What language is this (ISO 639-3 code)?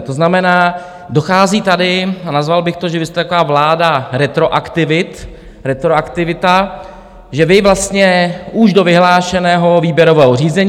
ces